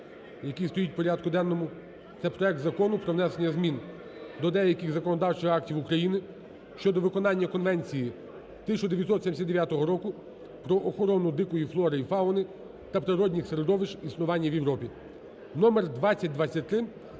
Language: Ukrainian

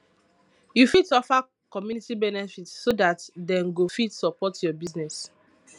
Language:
Nigerian Pidgin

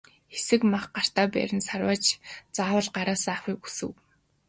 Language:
Mongolian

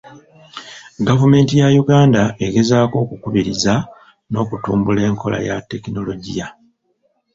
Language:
Ganda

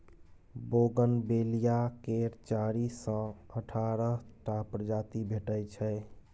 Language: Maithili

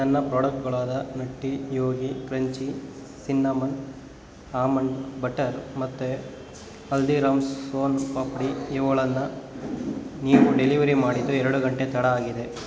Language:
Kannada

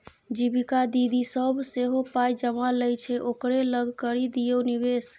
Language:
Maithili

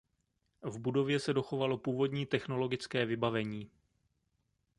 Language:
Czech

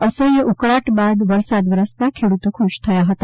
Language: Gujarati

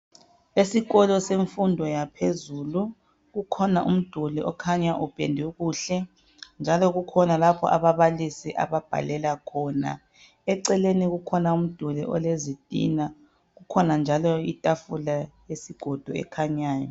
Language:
North Ndebele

